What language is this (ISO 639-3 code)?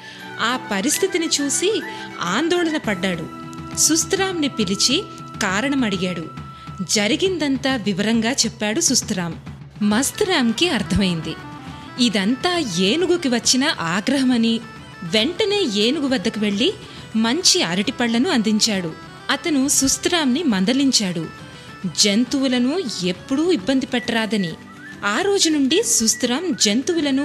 tel